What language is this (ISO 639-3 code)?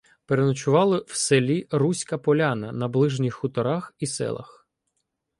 ukr